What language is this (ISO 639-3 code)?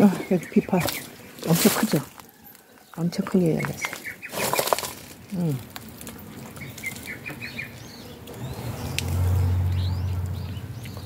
kor